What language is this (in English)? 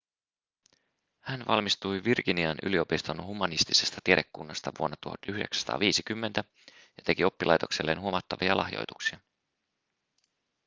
Finnish